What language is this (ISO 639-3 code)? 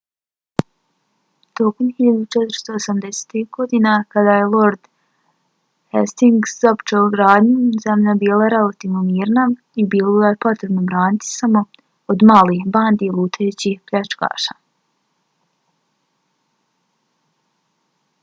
bos